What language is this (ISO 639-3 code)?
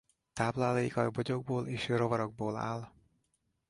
hun